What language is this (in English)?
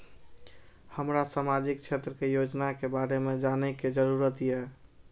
Maithili